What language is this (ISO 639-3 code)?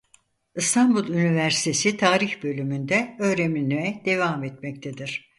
tur